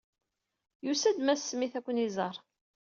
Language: Kabyle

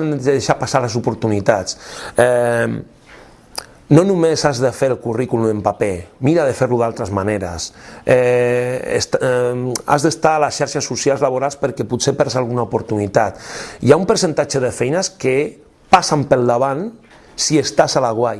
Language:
Catalan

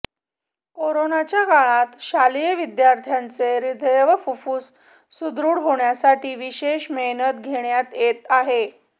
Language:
Marathi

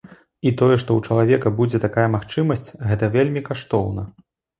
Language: Belarusian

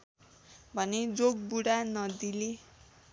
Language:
Nepali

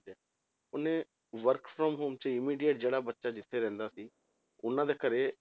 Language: Punjabi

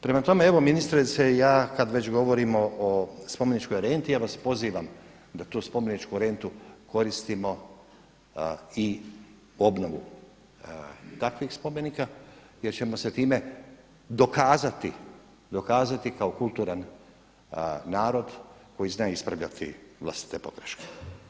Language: Croatian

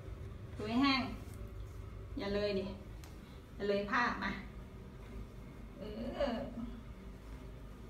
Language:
Thai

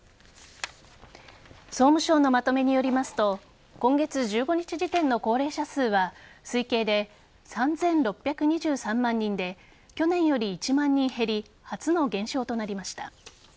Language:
Japanese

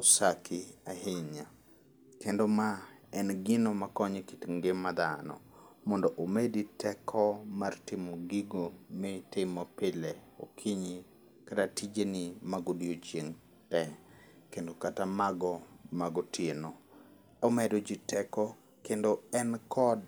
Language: Luo (Kenya and Tanzania)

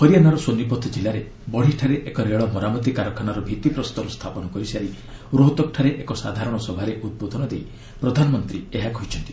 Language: Odia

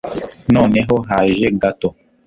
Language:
Kinyarwanda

